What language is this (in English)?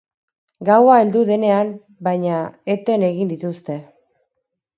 Basque